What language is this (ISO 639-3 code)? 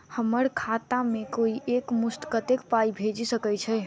mai